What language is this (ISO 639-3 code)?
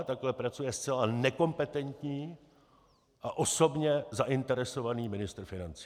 ces